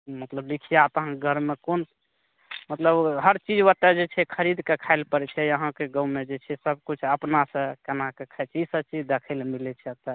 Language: Maithili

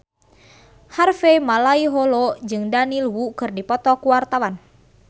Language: Sundanese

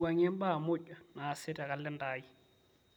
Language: Masai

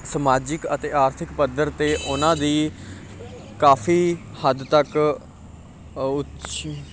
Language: Punjabi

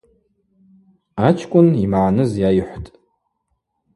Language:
Abaza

